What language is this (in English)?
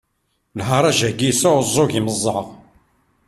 Kabyle